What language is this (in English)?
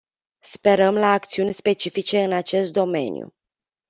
Romanian